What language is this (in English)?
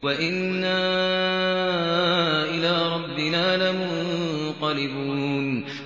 Arabic